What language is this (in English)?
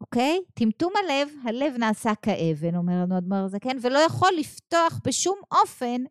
Hebrew